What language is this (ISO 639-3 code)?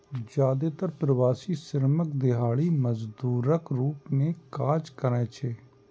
mai